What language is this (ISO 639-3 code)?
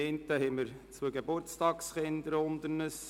gsw